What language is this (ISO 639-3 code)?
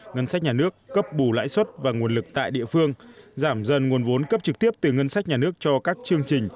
vie